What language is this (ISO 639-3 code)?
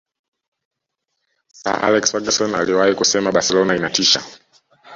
swa